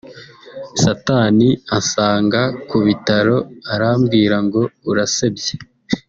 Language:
Kinyarwanda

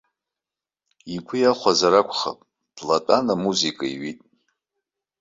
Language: Abkhazian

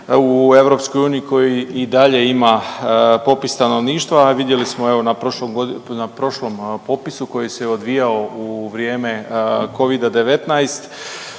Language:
Croatian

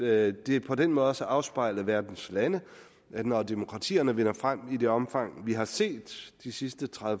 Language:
Danish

